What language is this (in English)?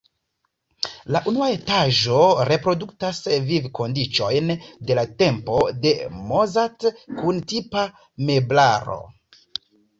Esperanto